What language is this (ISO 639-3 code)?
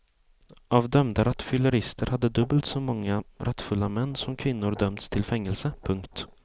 swe